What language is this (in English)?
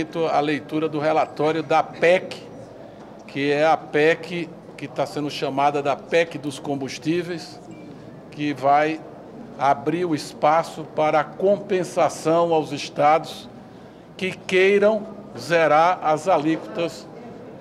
Portuguese